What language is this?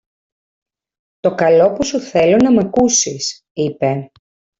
Greek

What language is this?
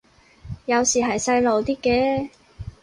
Cantonese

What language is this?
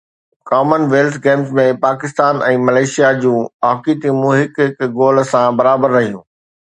Sindhi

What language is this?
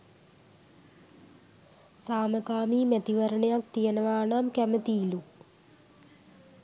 Sinhala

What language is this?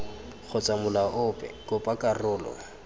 Tswana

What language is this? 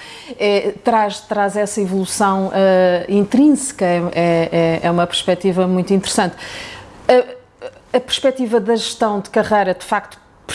Portuguese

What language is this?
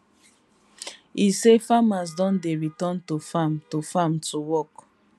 Nigerian Pidgin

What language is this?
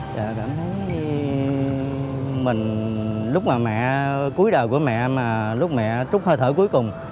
Vietnamese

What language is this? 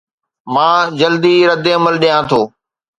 Sindhi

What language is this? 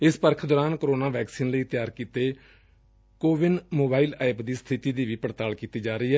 Punjabi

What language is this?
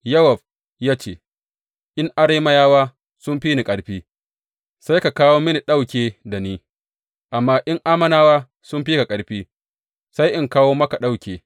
Hausa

